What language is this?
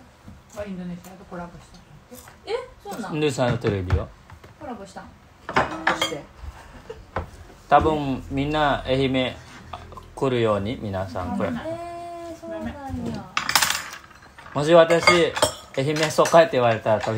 Japanese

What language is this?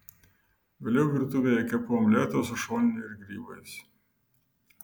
Lithuanian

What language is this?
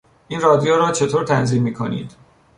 Persian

